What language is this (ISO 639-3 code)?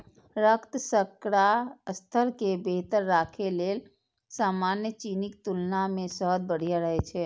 mai